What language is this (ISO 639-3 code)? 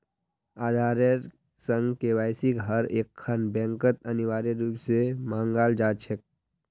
mag